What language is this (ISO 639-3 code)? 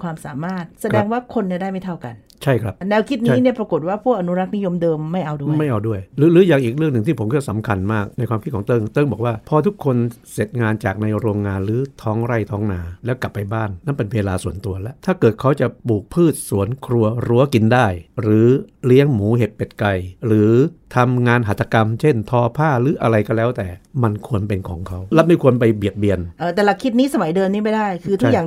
tha